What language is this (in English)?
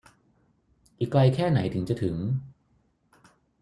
Thai